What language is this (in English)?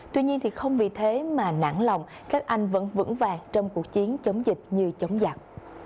Vietnamese